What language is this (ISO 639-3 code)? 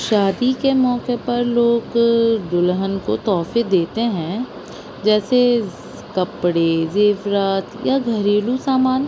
urd